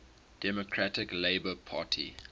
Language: English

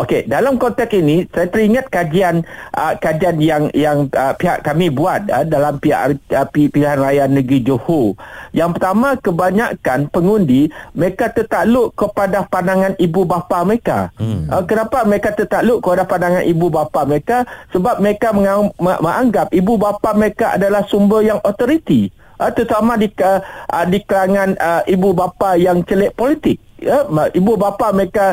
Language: Malay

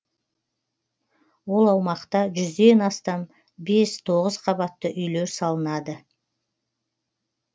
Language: Kazakh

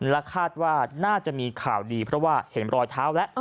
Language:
Thai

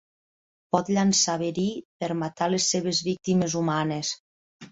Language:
Catalan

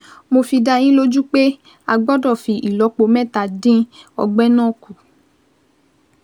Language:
Yoruba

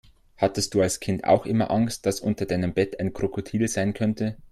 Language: German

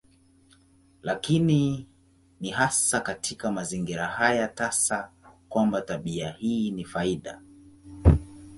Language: Swahili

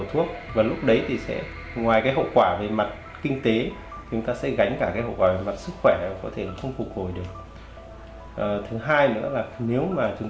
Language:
Vietnamese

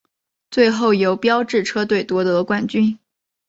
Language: Chinese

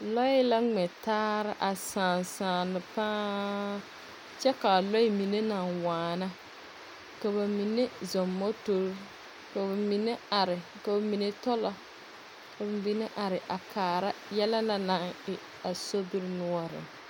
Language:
Southern Dagaare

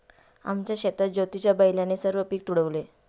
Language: Marathi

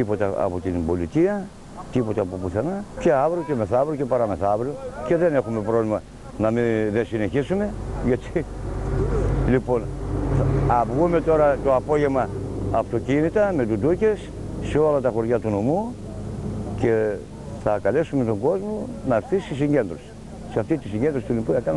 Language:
Greek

